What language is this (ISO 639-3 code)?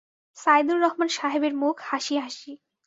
ben